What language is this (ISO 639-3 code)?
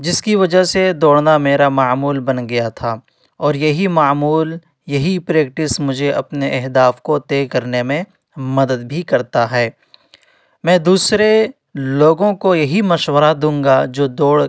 urd